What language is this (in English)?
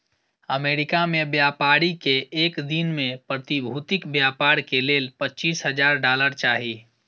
Maithili